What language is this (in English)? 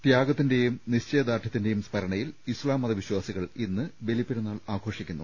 Malayalam